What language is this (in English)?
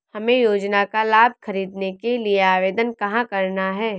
Hindi